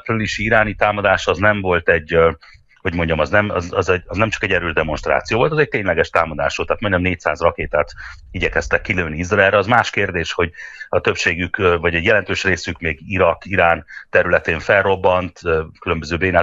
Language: Hungarian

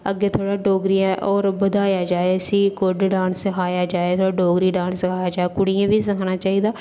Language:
Dogri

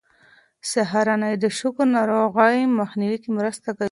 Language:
Pashto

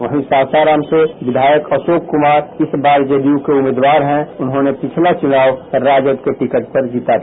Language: Hindi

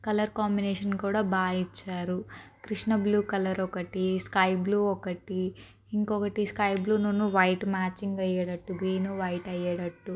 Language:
Telugu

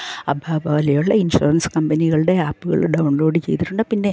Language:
Malayalam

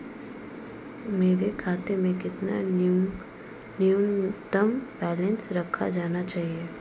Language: Hindi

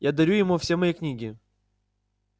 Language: Russian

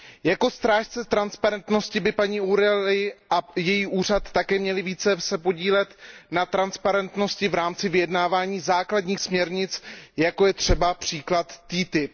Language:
Czech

